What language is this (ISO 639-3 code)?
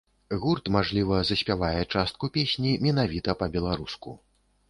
bel